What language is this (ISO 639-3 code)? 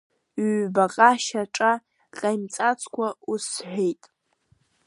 abk